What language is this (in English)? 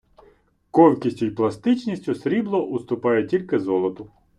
Ukrainian